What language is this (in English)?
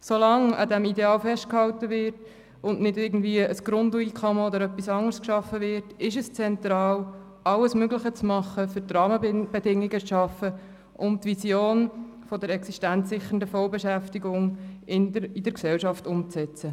Swiss German